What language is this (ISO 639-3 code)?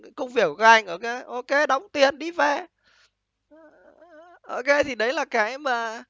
vie